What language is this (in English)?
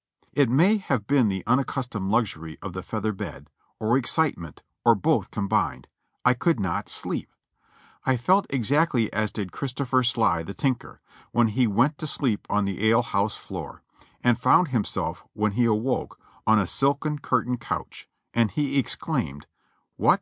English